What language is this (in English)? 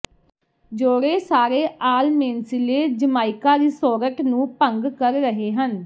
Punjabi